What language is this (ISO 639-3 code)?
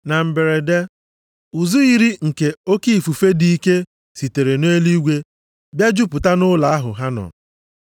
ibo